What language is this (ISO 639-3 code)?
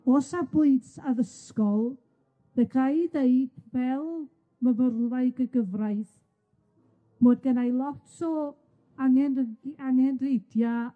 cym